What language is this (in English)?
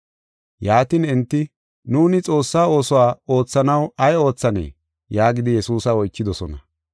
Gofa